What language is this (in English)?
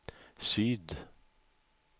Swedish